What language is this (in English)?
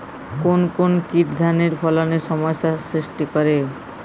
Bangla